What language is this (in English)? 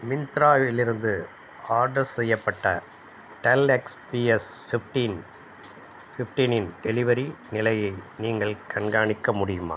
Tamil